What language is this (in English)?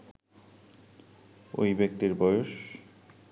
Bangla